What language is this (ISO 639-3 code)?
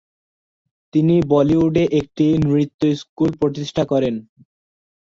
ben